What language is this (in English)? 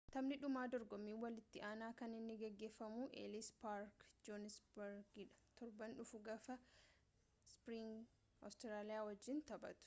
Oromo